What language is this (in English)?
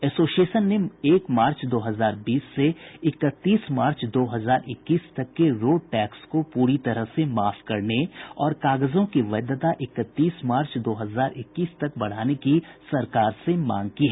Hindi